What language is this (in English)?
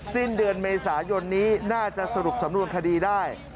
Thai